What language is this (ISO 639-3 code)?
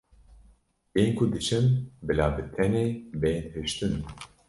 kur